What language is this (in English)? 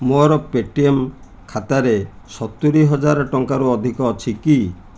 Odia